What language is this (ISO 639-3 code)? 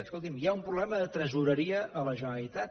cat